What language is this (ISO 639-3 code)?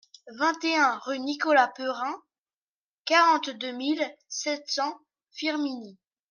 fra